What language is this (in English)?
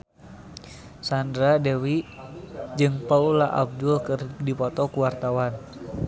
Sundanese